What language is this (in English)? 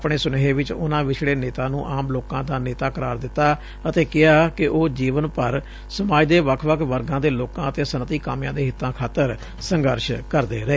Punjabi